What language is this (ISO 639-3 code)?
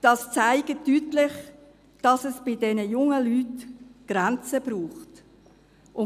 gsw